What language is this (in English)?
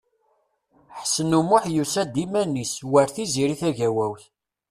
Kabyle